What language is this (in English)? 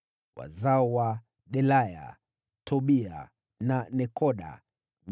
Swahili